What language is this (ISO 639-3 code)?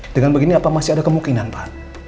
ind